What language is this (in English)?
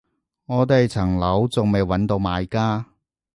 Cantonese